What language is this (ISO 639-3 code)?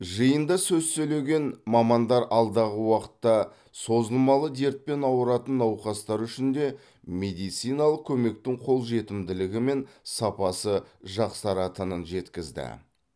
kaz